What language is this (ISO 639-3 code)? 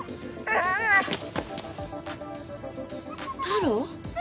jpn